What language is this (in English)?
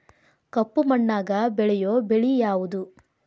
Kannada